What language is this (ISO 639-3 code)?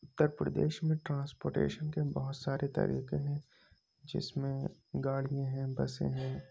urd